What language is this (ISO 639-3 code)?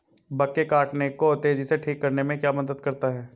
hin